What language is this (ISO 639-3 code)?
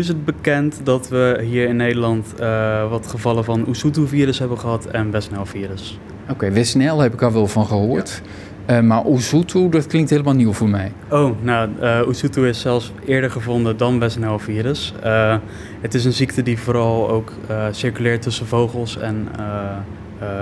nld